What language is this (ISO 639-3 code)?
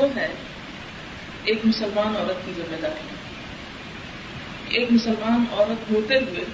urd